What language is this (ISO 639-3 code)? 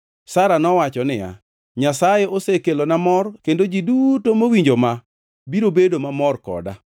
luo